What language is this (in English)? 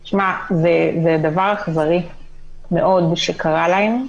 Hebrew